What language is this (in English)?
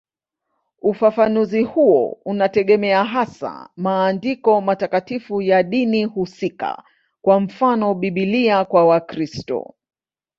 Swahili